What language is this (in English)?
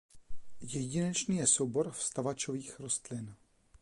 Czech